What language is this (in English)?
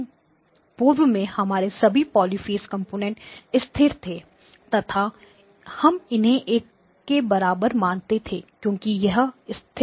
Hindi